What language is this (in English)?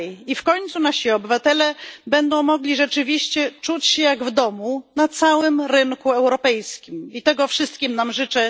Polish